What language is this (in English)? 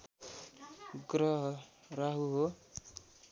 Nepali